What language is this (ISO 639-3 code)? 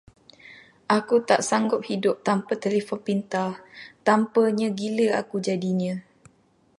msa